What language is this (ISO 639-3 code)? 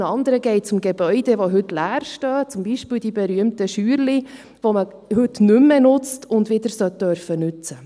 gsw